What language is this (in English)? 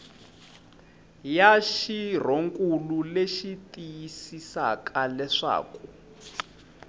Tsonga